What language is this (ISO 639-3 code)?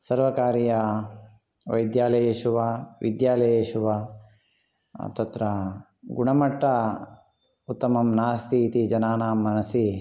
san